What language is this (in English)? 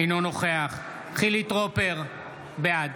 Hebrew